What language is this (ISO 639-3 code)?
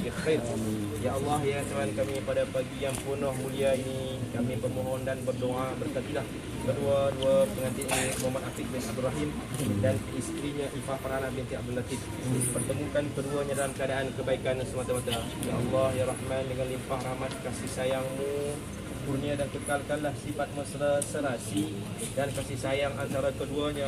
msa